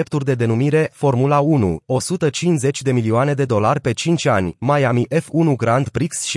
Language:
Romanian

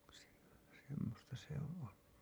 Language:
Finnish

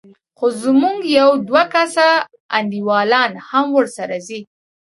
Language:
Pashto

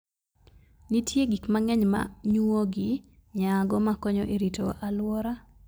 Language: Luo (Kenya and Tanzania)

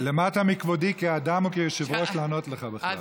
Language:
Hebrew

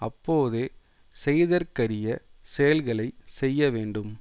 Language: Tamil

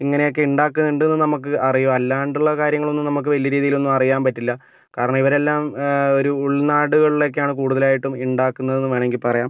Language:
Malayalam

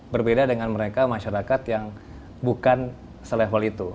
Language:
Indonesian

